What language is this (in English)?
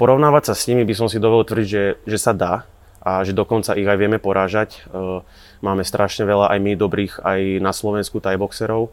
Slovak